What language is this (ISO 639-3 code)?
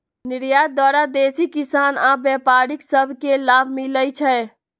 mag